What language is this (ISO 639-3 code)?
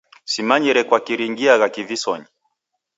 dav